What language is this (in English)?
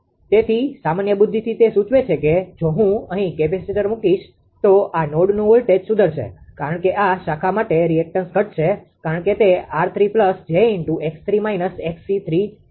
Gujarati